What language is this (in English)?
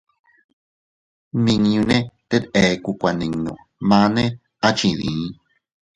Teutila Cuicatec